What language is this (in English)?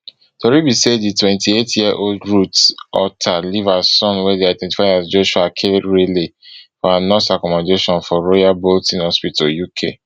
Nigerian Pidgin